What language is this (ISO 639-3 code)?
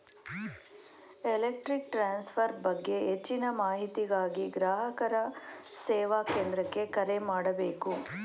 kan